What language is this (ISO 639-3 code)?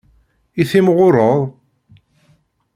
kab